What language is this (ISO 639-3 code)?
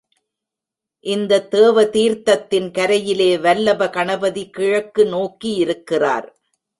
tam